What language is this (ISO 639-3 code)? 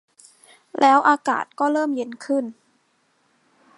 tha